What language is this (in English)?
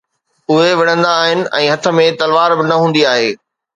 Sindhi